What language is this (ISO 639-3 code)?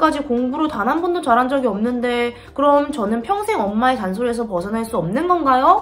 kor